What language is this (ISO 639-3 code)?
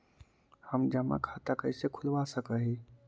mag